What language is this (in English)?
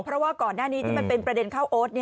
Thai